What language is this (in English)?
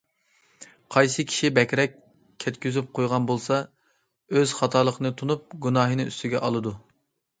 Uyghur